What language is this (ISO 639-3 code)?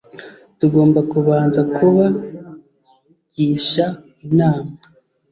kin